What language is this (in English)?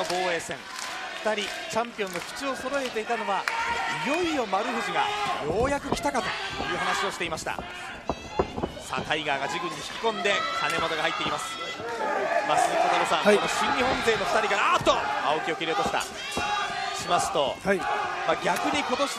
Japanese